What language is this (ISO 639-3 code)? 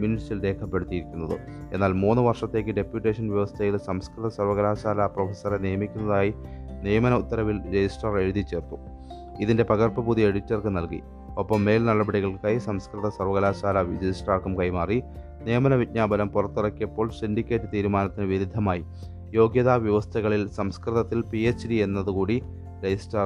mal